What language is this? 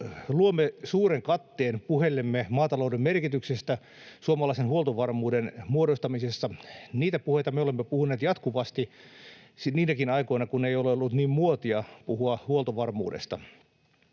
Finnish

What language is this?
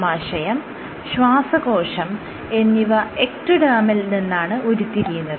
Malayalam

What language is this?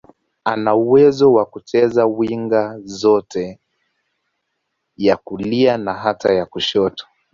Swahili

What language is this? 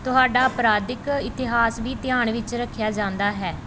Punjabi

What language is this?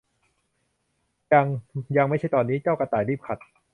Thai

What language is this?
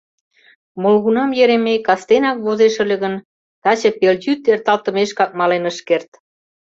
Mari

